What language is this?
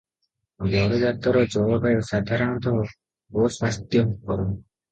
Odia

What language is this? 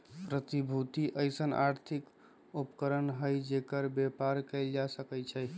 Magahi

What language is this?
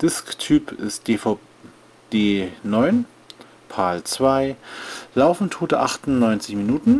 German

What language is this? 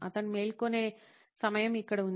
Telugu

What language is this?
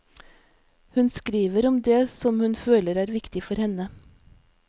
Norwegian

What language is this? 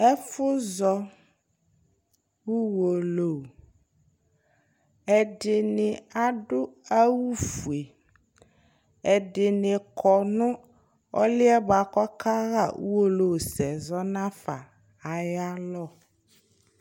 Ikposo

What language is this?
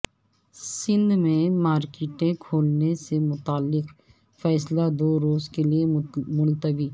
Urdu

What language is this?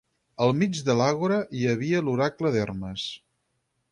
Catalan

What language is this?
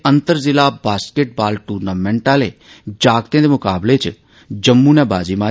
Dogri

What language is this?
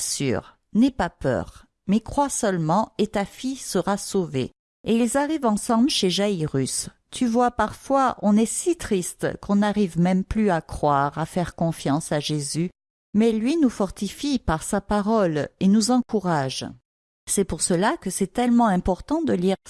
French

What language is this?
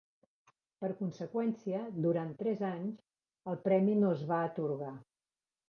Catalan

